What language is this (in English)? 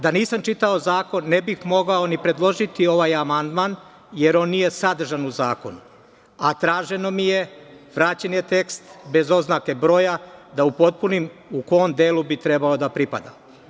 Serbian